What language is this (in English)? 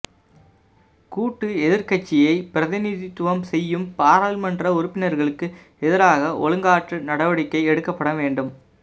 Tamil